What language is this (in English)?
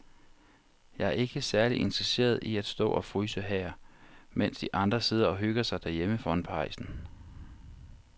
Danish